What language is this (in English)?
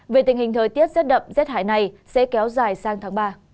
Vietnamese